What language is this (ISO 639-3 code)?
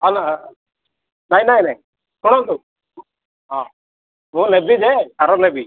ori